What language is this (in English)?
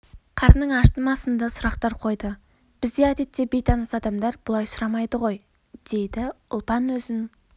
Kazakh